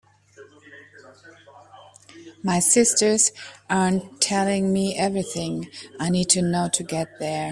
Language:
English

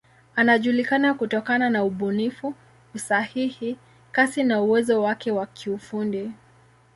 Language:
Swahili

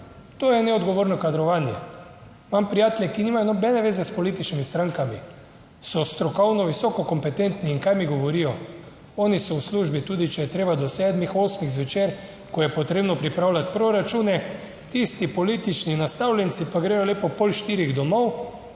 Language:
Slovenian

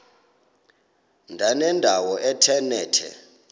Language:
Xhosa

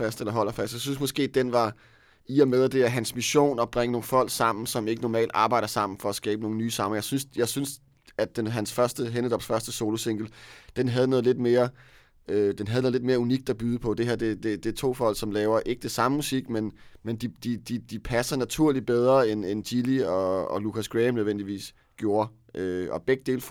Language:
Danish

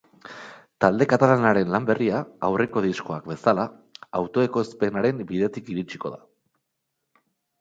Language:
Basque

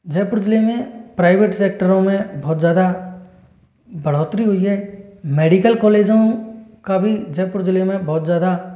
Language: Hindi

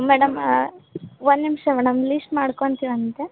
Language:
Kannada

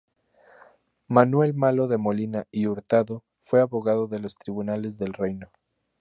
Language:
Spanish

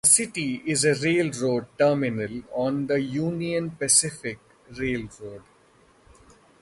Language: English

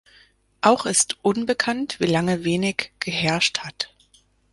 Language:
German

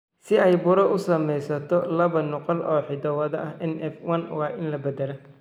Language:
Somali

